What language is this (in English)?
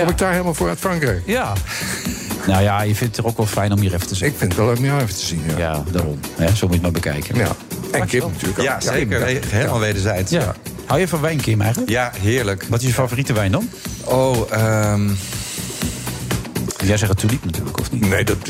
Dutch